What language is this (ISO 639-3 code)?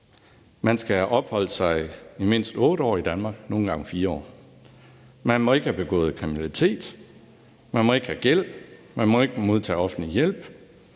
dan